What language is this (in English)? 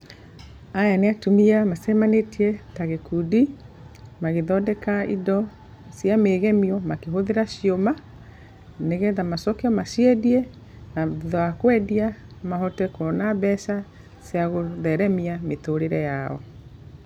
Kikuyu